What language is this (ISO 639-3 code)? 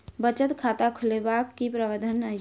mai